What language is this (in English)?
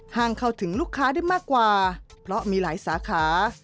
Thai